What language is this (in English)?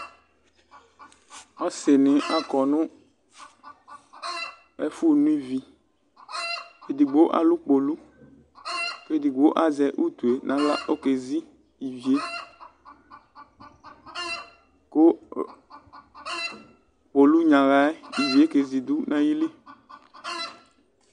Ikposo